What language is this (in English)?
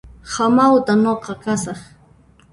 Puno Quechua